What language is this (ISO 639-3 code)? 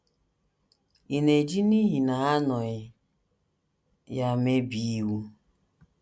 ibo